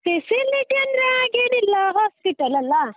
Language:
Kannada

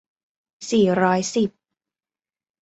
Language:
Thai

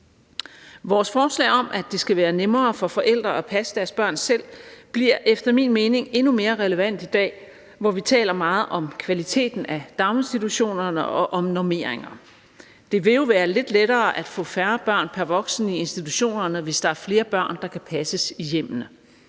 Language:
Danish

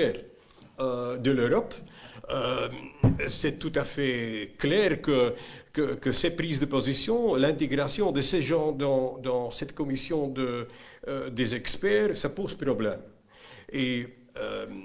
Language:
French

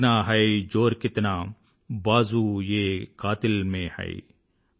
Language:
Telugu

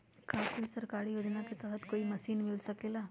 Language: Magahi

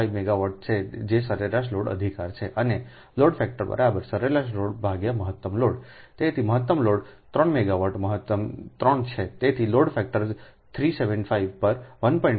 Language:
Gujarati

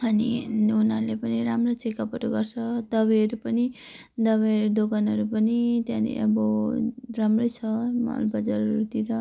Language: Nepali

